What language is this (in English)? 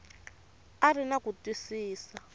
Tsonga